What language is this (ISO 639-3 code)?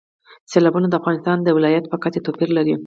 pus